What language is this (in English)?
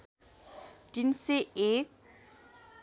Nepali